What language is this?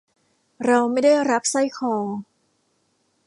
Thai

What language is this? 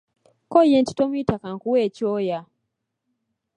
Ganda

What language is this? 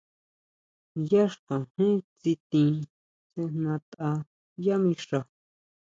Huautla Mazatec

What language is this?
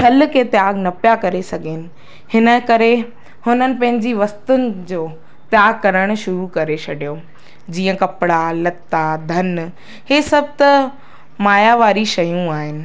Sindhi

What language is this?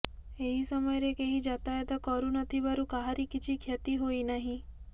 Odia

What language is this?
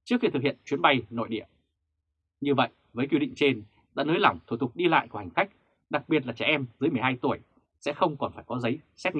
Vietnamese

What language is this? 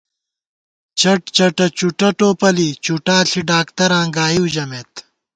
Gawar-Bati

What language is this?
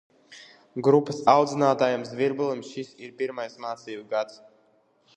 Latvian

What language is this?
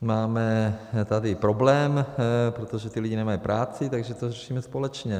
Czech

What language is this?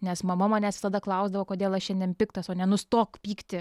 Lithuanian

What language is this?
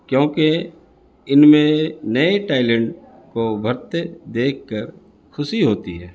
Urdu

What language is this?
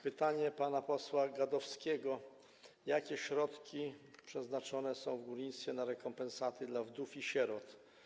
Polish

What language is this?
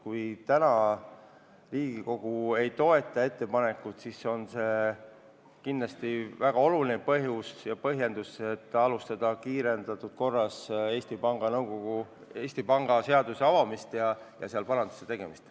Estonian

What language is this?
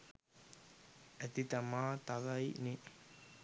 Sinhala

